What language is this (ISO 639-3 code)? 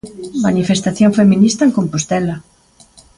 glg